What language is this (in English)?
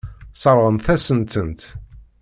Kabyle